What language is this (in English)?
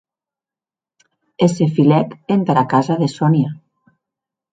Occitan